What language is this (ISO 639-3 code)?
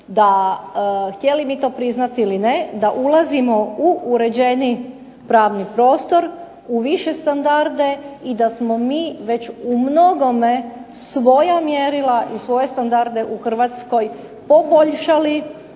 hrv